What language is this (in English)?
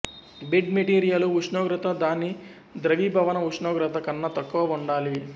Telugu